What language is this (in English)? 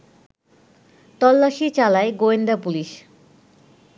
Bangla